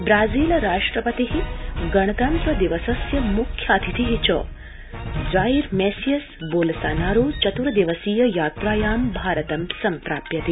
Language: Sanskrit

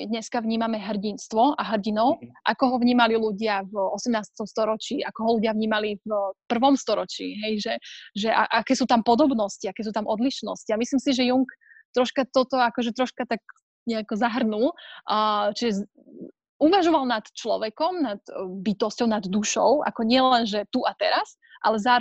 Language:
Slovak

